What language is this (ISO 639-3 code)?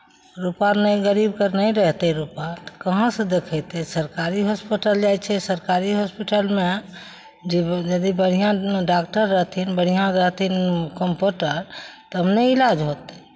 mai